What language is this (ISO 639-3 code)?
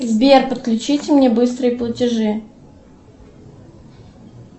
rus